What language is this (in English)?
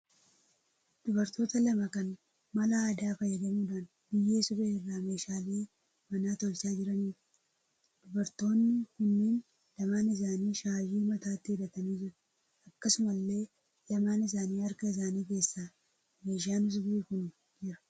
Oromo